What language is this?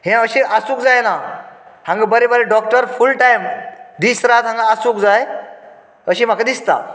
Konkani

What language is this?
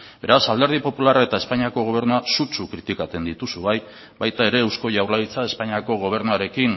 Basque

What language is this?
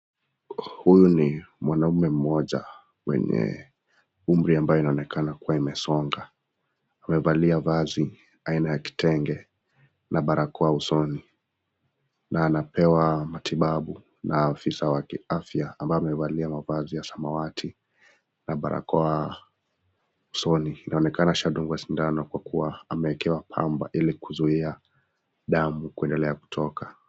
Swahili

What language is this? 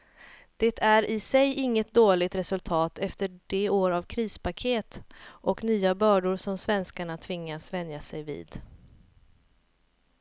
Swedish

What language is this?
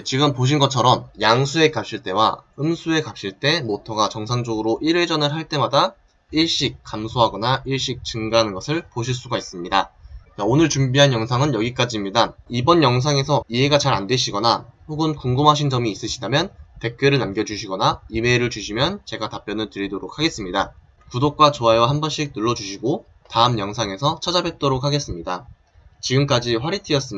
Korean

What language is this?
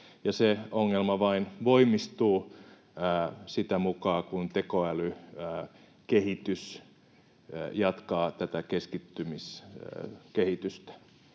Finnish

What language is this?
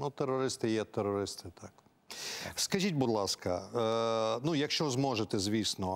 Ukrainian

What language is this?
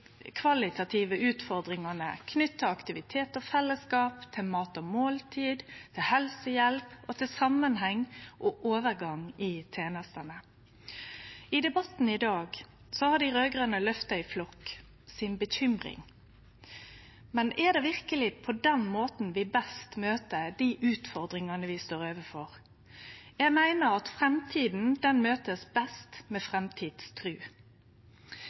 Norwegian Nynorsk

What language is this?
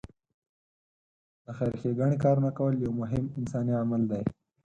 Pashto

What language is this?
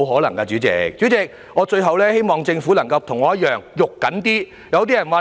Cantonese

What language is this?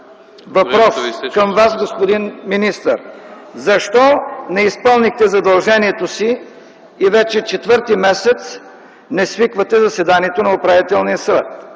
Bulgarian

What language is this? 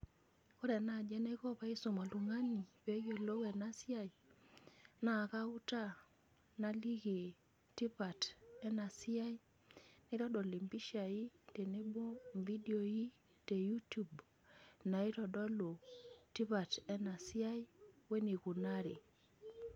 Masai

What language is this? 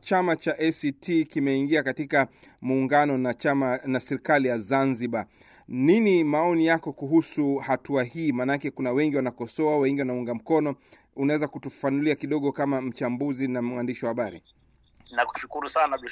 Swahili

